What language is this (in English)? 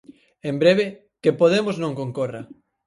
Galician